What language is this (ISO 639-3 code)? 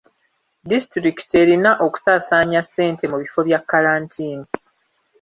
lug